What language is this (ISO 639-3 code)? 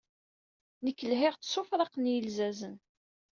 kab